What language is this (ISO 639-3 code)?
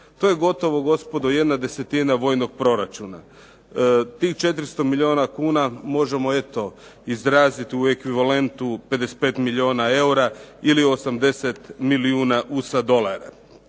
hrv